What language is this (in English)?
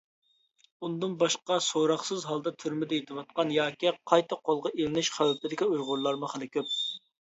Uyghur